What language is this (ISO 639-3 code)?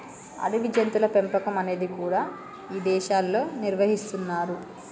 tel